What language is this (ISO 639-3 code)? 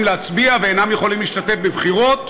heb